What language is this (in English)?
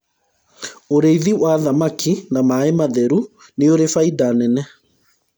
Kikuyu